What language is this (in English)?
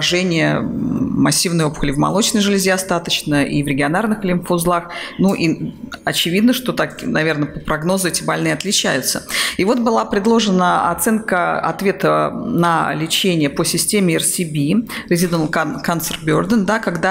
Russian